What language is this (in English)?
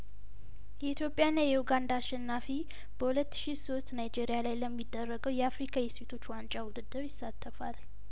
Amharic